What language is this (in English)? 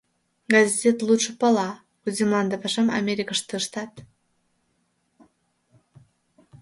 Mari